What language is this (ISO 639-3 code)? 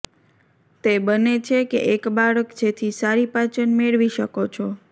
guj